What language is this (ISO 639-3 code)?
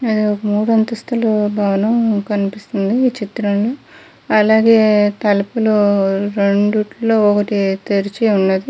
tel